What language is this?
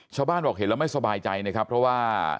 Thai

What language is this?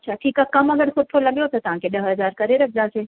Sindhi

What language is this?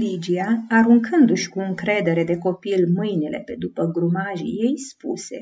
Romanian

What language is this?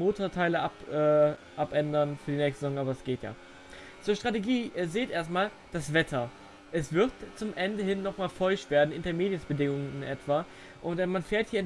German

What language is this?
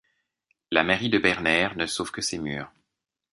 French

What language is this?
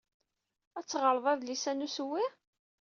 Kabyle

